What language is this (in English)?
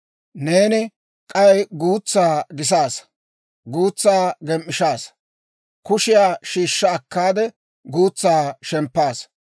Dawro